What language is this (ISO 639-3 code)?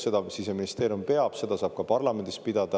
est